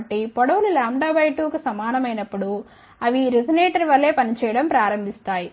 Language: Telugu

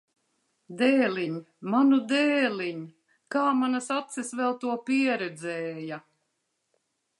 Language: Latvian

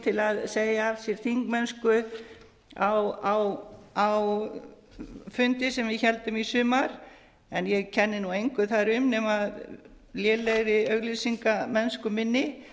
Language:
Icelandic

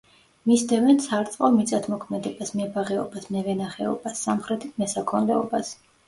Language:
Georgian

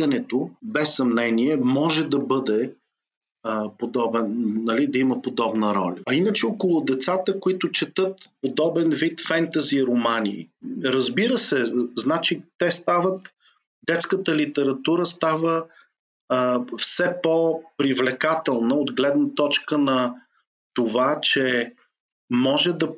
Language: Bulgarian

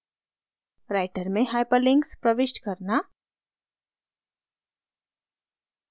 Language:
Hindi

